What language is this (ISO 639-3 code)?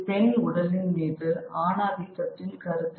tam